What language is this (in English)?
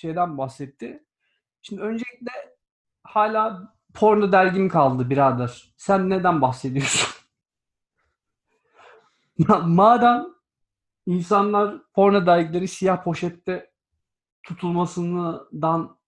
Turkish